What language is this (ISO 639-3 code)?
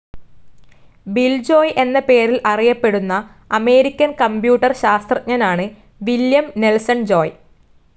mal